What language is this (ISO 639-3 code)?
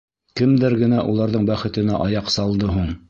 bak